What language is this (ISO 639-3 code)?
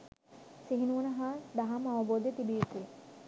sin